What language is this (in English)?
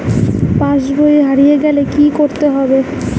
Bangla